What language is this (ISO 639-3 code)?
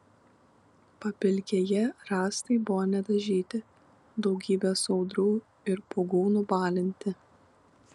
lit